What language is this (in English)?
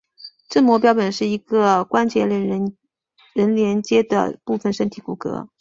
Chinese